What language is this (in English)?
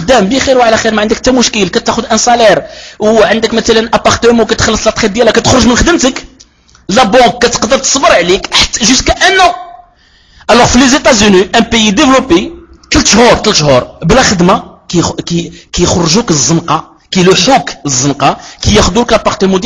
Arabic